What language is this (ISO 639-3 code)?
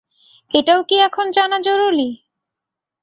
ben